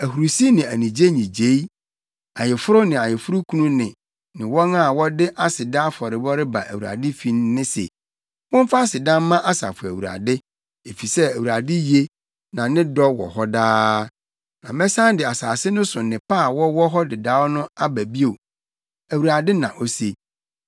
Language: Akan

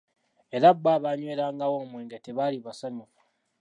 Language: Ganda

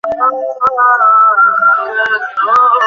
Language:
Bangla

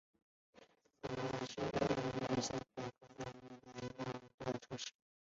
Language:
Chinese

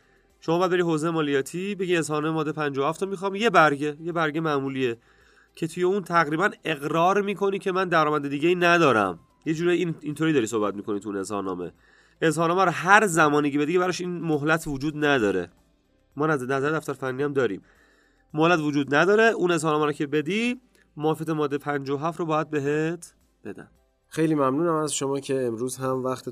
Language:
Persian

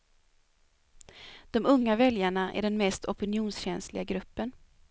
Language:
Swedish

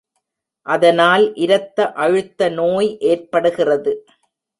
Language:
Tamil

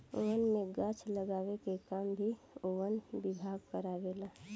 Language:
Bhojpuri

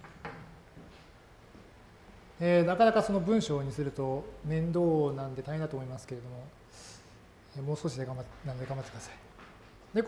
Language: Japanese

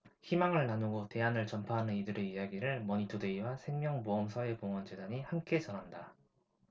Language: Korean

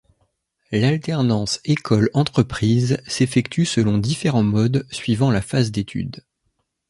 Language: French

